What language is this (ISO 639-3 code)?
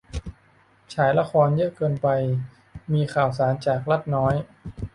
tha